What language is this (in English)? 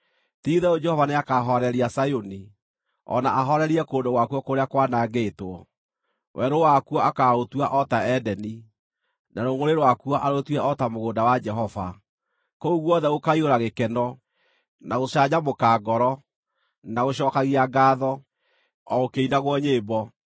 Kikuyu